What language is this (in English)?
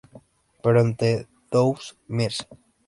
Spanish